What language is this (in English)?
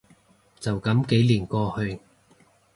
Cantonese